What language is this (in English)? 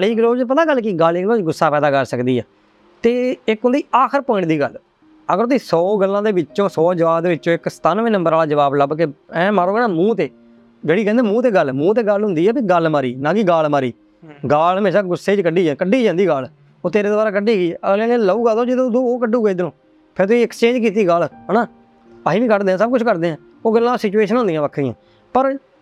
Punjabi